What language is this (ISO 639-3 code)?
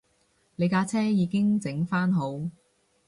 yue